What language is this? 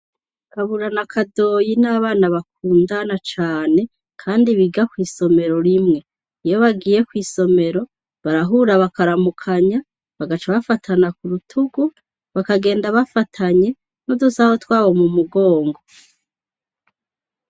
Rundi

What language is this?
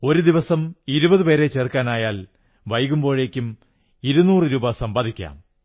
Malayalam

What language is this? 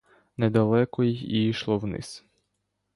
Ukrainian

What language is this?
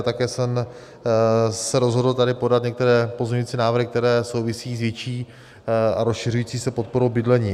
Czech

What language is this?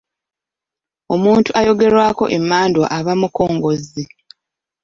Ganda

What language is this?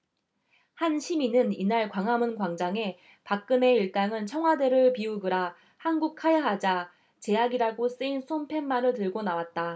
Korean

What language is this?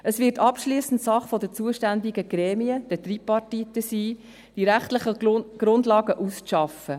Swiss German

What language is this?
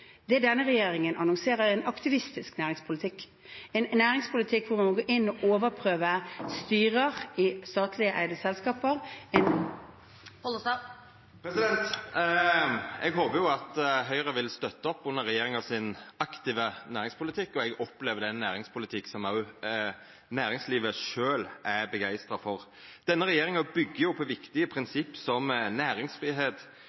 Norwegian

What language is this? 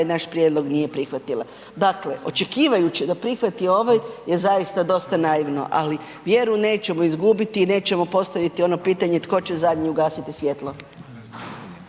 Croatian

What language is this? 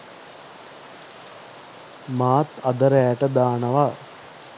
Sinhala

